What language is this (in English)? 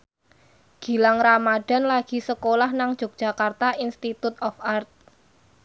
Javanese